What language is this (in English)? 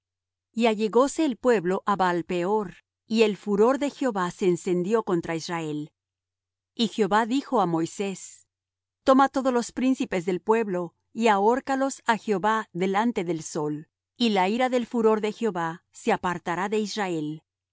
Spanish